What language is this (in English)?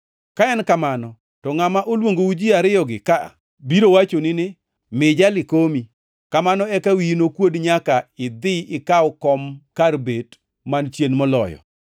Luo (Kenya and Tanzania)